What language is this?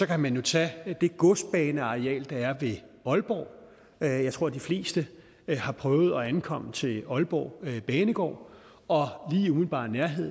Danish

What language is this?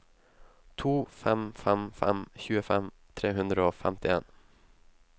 Norwegian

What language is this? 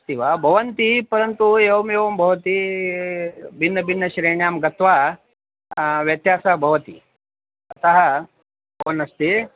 Sanskrit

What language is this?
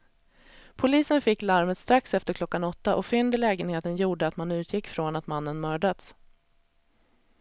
Swedish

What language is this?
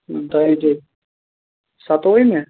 Kashmiri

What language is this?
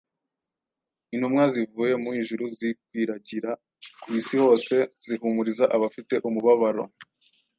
Kinyarwanda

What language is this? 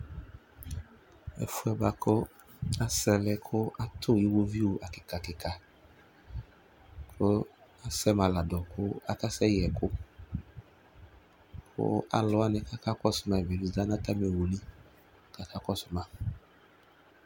Ikposo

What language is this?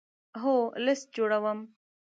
Pashto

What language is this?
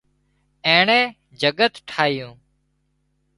Wadiyara Koli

